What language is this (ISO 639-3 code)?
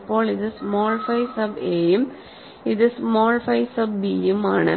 mal